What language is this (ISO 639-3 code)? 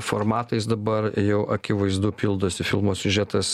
lit